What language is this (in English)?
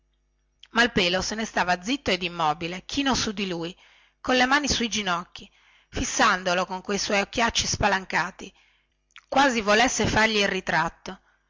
Italian